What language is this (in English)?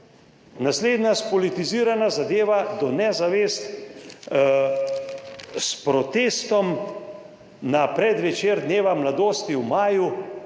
Slovenian